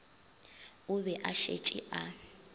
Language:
Northern Sotho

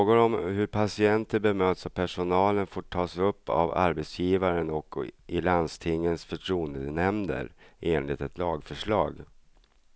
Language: Swedish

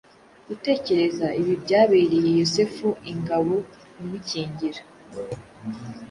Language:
Kinyarwanda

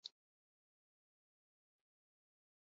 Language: Basque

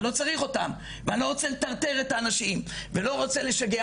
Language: Hebrew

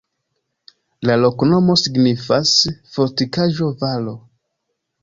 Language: Esperanto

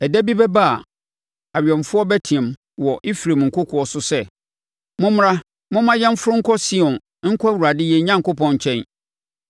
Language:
Akan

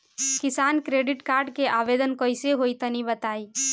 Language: Bhojpuri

